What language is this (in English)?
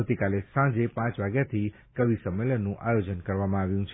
Gujarati